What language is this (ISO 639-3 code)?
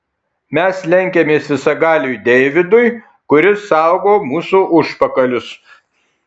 lit